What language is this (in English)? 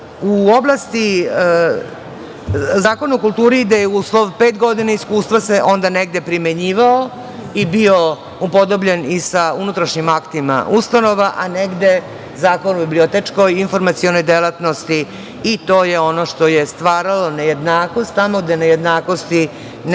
Serbian